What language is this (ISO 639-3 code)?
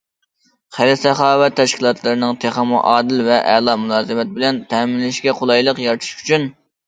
uig